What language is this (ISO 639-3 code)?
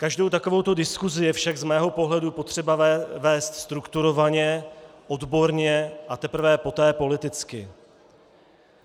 ces